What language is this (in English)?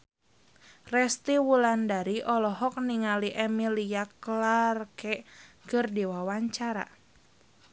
Sundanese